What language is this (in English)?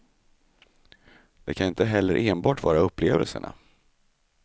Swedish